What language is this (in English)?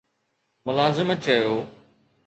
Sindhi